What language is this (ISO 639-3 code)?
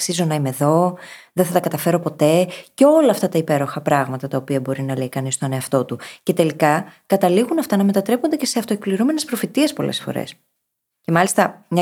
ell